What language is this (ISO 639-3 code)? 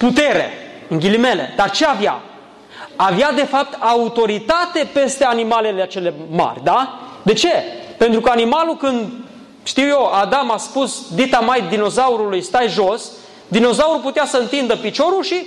ron